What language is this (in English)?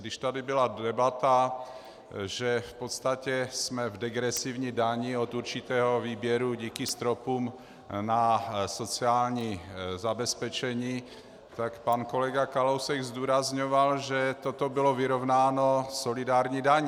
Czech